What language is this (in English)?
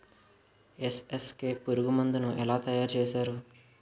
Telugu